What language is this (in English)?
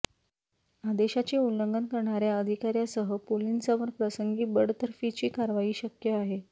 Marathi